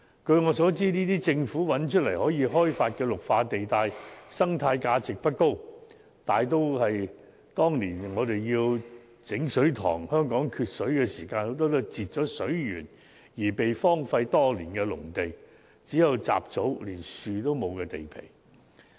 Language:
Cantonese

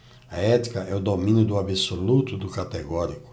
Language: Portuguese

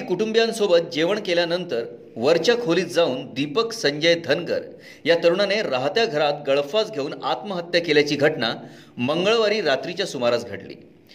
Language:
Marathi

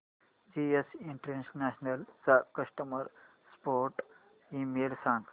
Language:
Marathi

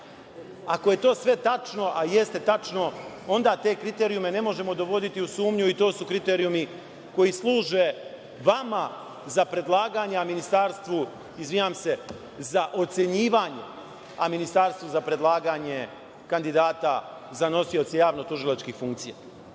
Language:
Serbian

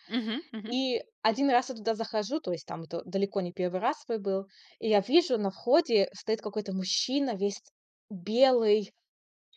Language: Russian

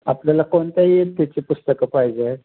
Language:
Marathi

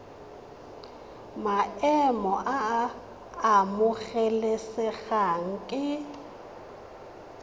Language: Tswana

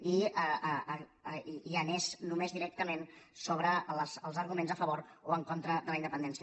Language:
Catalan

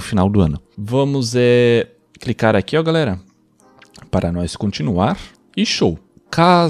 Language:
Portuguese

